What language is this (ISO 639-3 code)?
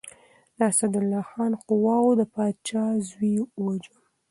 pus